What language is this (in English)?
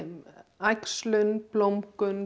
Icelandic